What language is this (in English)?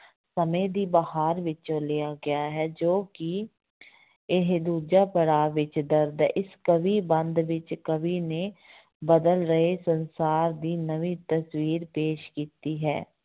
Punjabi